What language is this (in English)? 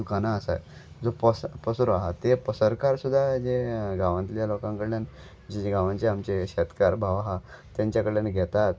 Konkani